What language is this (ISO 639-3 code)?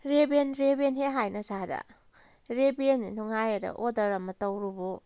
mni